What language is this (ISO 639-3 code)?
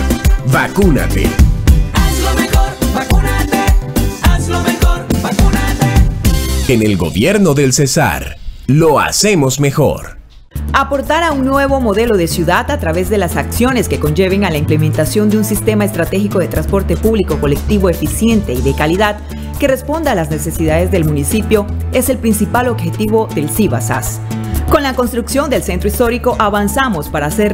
spa